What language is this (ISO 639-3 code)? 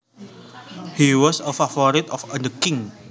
jav